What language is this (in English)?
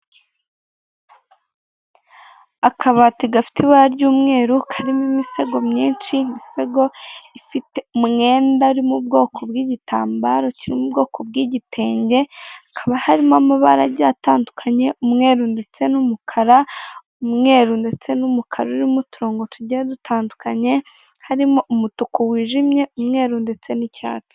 Kinyarwanda